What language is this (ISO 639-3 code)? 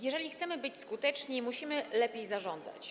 pol